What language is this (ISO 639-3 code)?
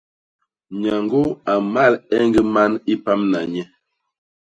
bas